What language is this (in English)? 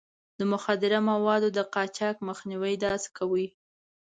Pashto